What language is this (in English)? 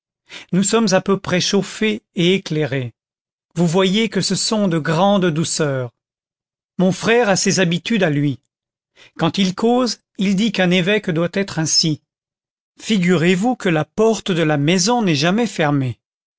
French